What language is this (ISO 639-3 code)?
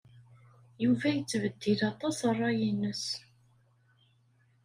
kab